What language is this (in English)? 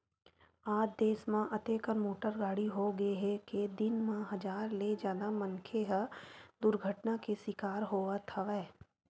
Chhattisgarhi